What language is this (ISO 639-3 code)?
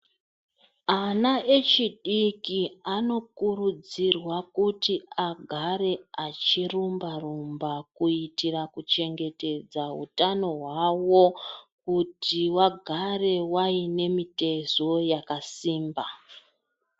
ndc